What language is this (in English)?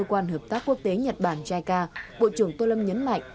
Vietnamese